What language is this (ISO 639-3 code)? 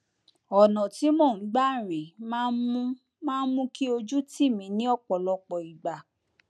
yor